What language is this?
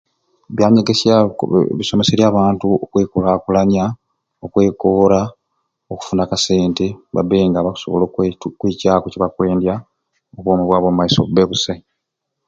Ruuli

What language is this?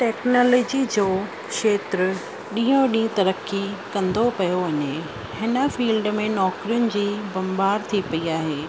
Sindhi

